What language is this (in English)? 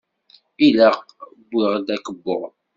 Kabyle